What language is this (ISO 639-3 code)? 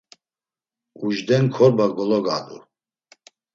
lzz